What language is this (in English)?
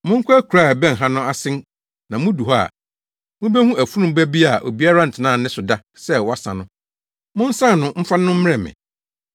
Akan